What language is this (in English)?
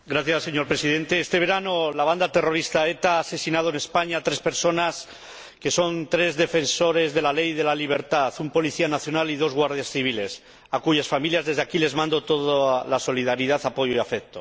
Spanish